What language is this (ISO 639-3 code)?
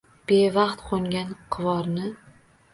uzb